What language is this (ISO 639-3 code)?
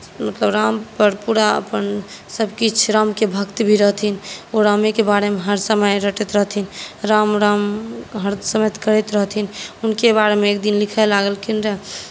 mai